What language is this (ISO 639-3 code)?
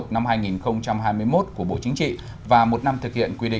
vie